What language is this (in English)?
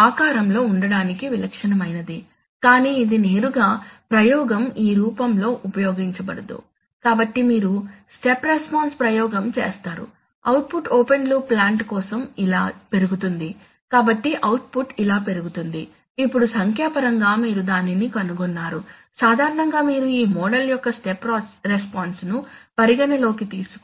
Telugu